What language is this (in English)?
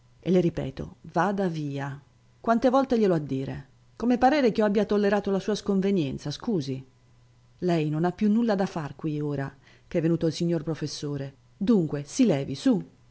Italian